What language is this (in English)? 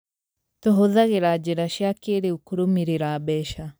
Kikuyu